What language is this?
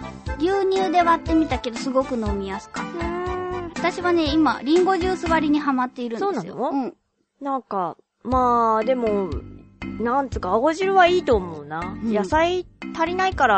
Japanese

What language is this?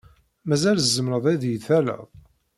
Kabyle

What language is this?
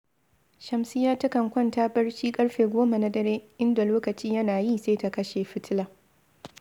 Hausa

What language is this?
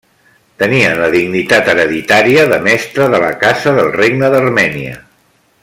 Catalan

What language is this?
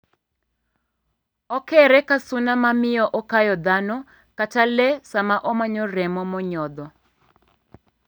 Luo (Kenya and Tanzania)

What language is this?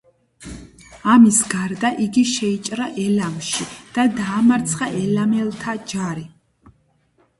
Georgian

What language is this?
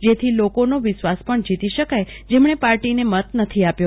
Gujarati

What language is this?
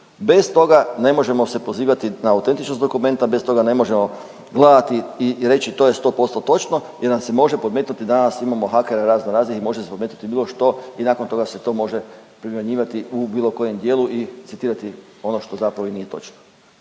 Croatian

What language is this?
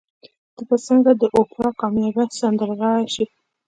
Pashto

